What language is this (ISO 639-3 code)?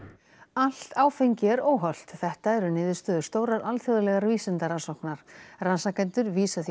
isl